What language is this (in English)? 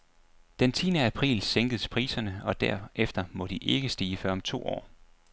Danish